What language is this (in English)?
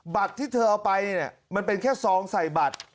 Thai